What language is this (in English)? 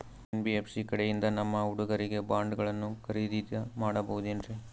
Kannada